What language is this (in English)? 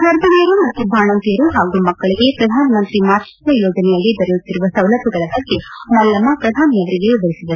Kannada